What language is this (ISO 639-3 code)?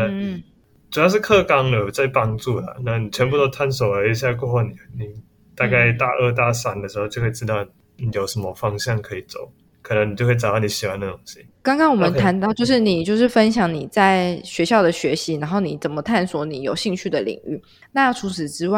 zho